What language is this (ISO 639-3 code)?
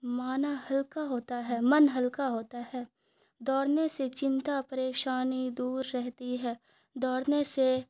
urd